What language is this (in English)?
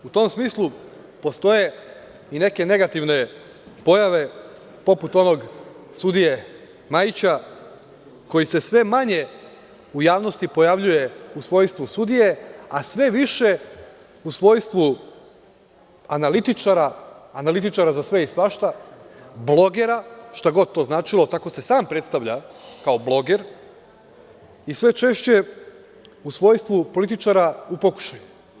Serbian